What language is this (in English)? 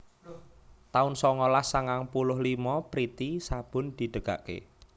Javanese